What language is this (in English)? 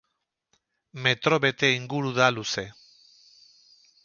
Basque